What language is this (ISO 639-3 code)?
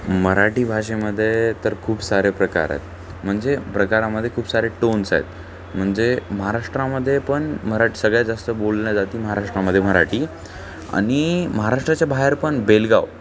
mar